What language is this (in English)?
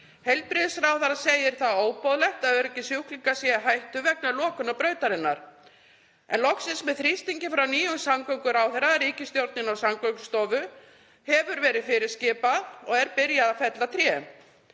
Icelandic